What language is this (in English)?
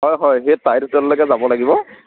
Assamese